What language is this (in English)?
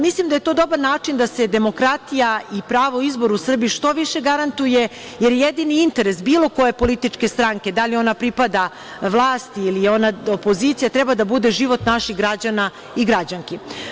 Serbian